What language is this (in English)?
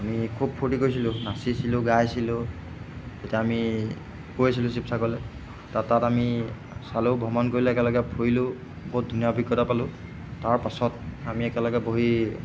Assamese